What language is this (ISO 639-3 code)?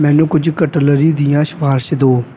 pan